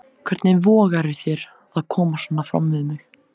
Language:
Icelandic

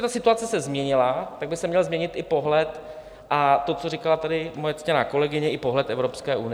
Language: Czech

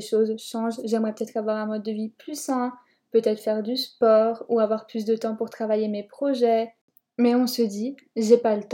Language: French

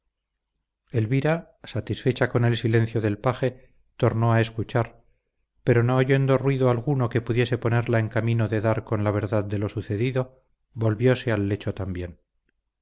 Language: Spanish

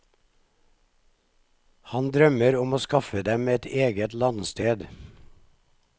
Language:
Norwegian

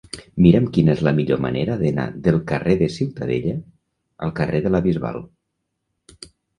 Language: Catalan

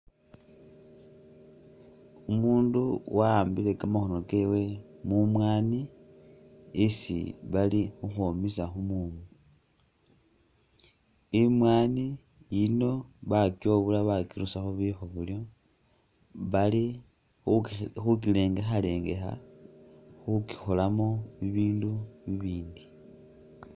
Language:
Masaaba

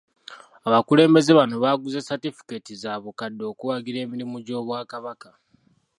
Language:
Ganda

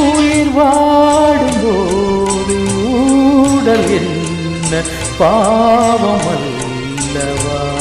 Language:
Tamil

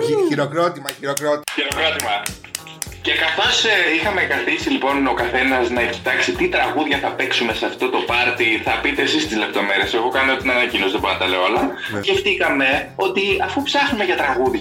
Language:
Greek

